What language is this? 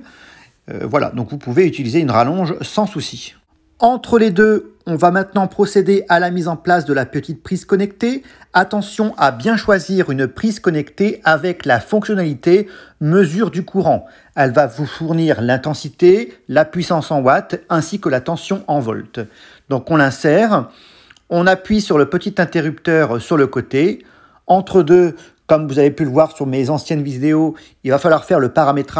French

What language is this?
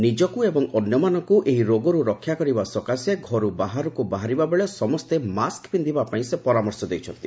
Odia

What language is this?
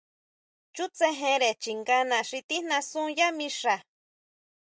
Huautla Mazatec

